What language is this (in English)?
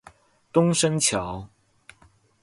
Chinese